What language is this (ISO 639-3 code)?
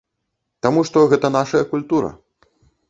bel